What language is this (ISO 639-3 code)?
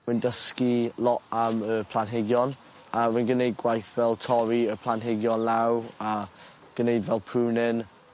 cym